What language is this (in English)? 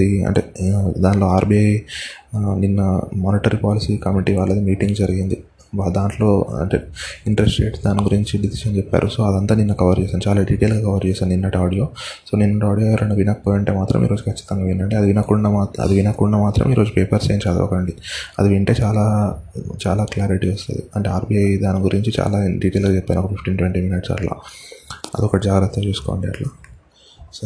Telugu